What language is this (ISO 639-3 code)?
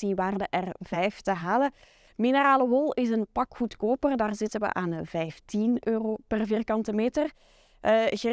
nld